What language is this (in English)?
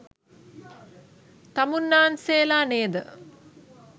Sinhala